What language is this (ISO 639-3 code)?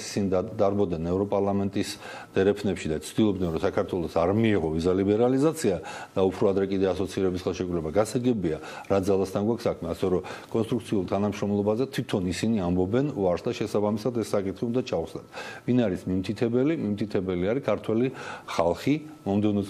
rus